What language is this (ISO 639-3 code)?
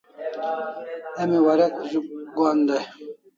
kls